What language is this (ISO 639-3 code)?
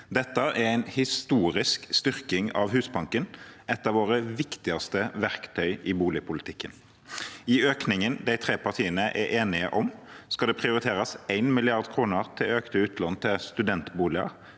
nor